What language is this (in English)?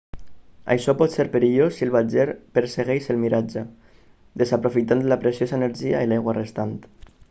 Catalan